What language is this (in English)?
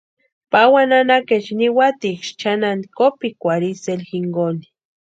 Western Highland Purepecha